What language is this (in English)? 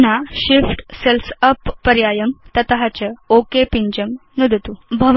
Sanskrit